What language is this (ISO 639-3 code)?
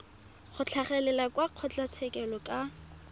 tsn